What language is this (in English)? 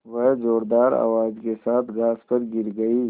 Hindi